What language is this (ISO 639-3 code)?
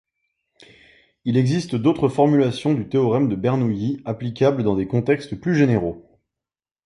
fra